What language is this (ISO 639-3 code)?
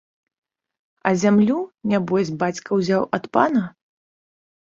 bel